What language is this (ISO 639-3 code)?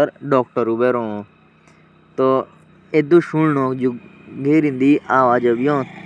jns